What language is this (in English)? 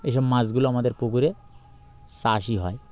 Bangla